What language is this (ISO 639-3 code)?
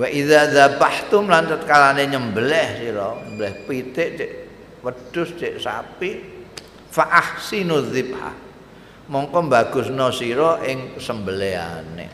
ind